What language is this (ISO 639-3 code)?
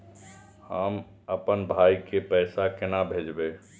mai